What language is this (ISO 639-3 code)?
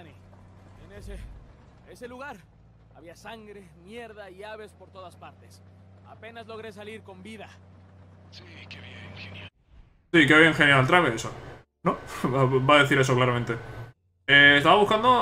spa